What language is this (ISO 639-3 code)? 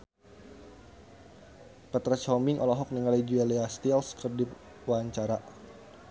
sun